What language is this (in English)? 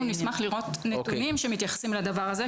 Hebrew